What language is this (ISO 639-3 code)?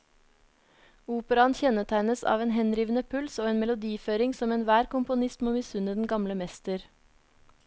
nor